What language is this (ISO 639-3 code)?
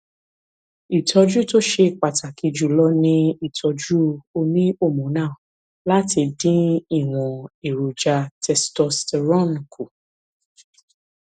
yor